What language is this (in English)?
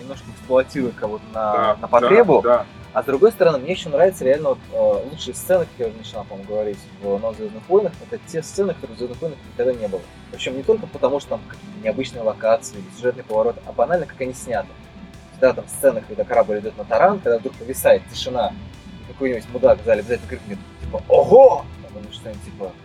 Russian